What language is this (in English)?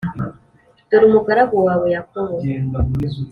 Kinyarwanda